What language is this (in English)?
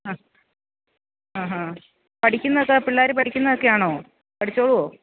Malayalam